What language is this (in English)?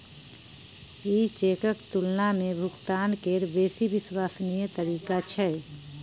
Maithili